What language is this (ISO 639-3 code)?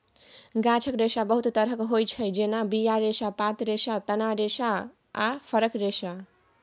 mai